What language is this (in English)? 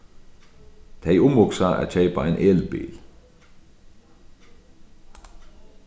Faroese